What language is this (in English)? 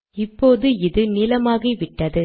Tamil